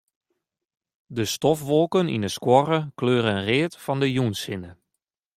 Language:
Western Frisian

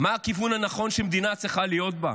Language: Hebrew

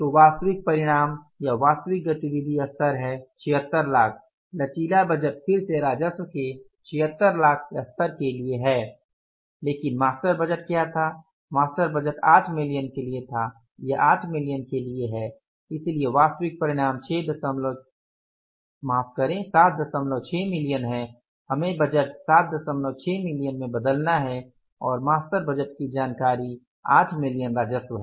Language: Hindi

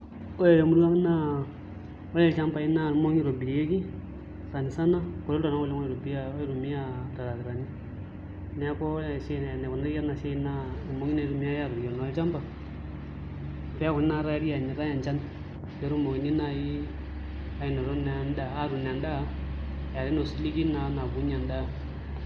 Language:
Masai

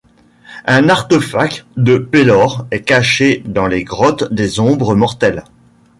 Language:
French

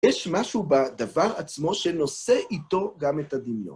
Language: Hebrew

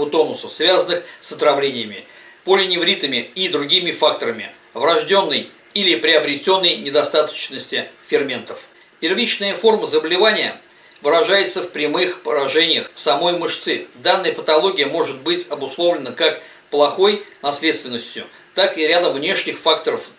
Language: Russian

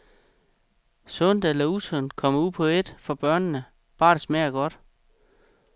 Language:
Danish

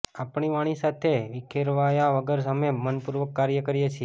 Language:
Gujarati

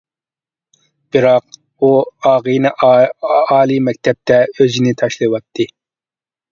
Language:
Uyghur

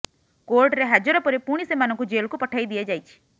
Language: Odia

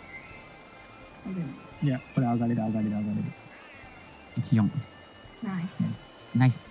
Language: Japanese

